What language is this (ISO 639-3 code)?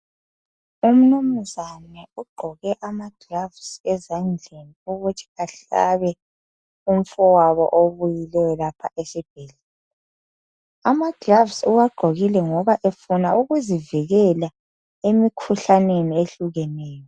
nde